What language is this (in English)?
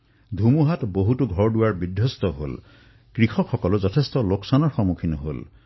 Assamese